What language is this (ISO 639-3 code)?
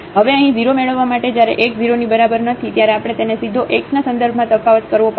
guj